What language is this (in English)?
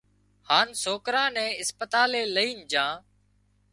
Wadiyara Koli